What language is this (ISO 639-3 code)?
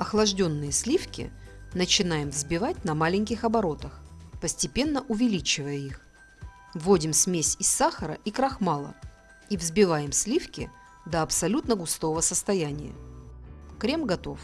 rus